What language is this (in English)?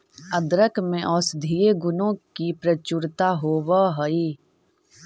Magahi